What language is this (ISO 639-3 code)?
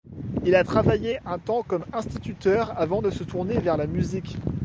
fra